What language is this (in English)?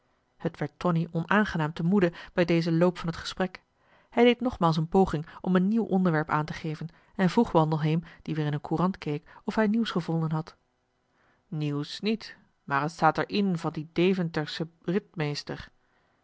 Dutch